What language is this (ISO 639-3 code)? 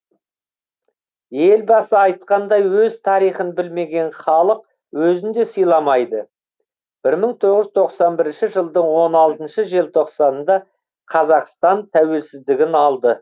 kaz